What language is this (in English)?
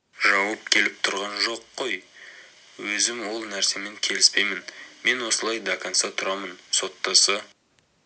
Kazakh